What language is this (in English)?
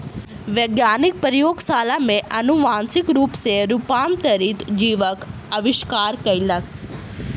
Maithili